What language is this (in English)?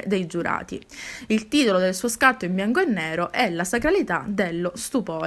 Italian